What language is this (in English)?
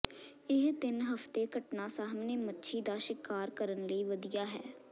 Punjabi